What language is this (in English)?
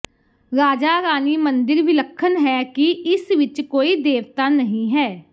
Punjabi